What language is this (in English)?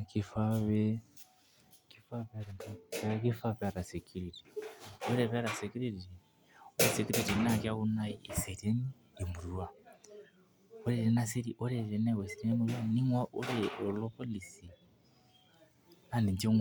Masai